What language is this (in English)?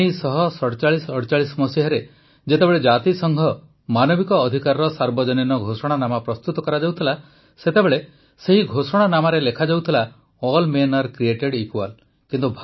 Odia